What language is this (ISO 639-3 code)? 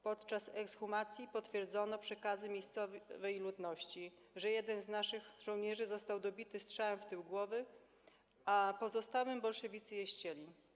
pol